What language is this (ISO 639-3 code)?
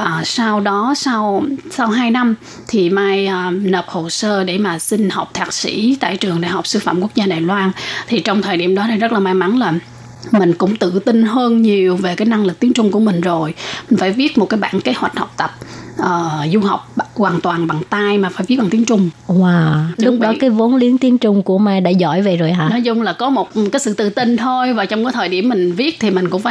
vie